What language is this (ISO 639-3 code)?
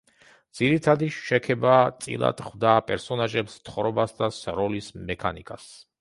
kat